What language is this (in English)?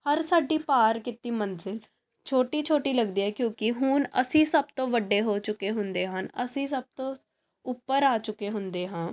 Punjabi